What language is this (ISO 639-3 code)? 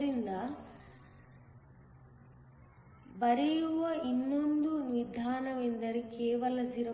kan